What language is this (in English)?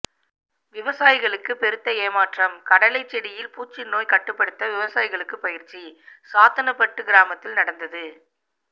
Tamil